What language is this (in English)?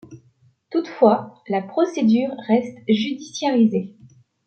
French